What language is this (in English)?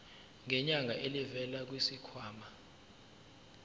Zulu